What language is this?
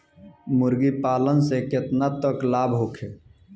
Bhojpuri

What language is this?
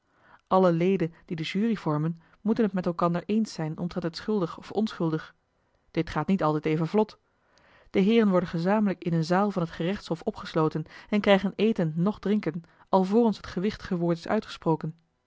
Dutch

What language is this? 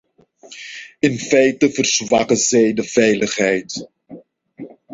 Dutch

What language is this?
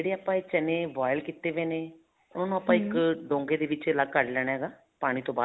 Punjabi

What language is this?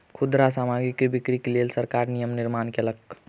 Maithili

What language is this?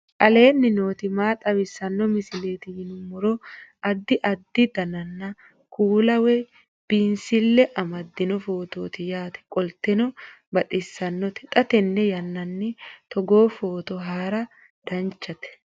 Sidamo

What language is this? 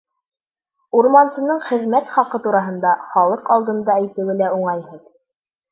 Bashkir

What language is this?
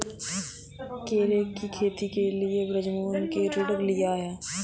Hindi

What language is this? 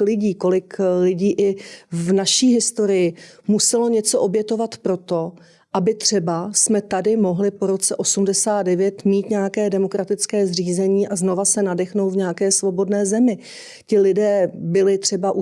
Czech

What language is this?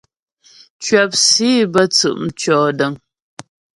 Ghomala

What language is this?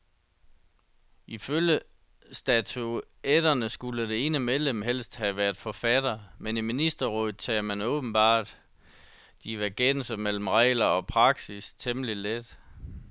Danish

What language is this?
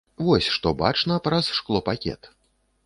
Belarusian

